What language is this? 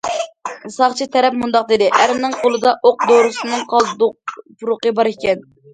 Uyghur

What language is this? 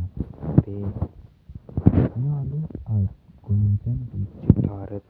Kalenjin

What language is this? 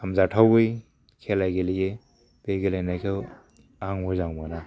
Bodo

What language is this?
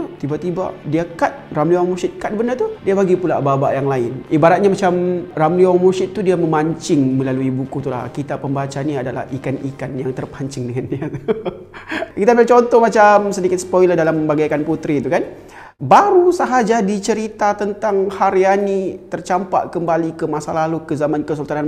Malay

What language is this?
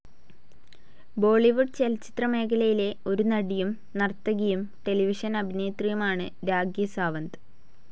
Malayalam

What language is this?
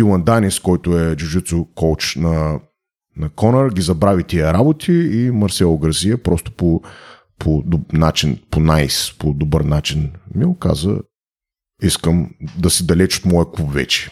Bulgarian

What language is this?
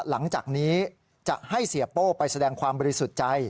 Thai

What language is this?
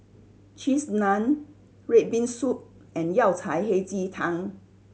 English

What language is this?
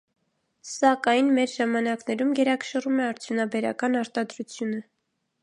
Armenian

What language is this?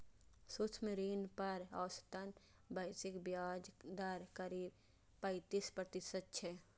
Maithili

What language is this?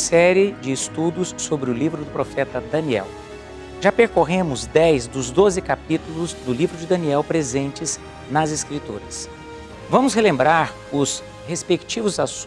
Portuguese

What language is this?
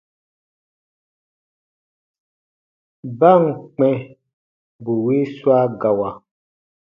Baatonum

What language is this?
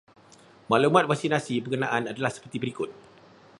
Malay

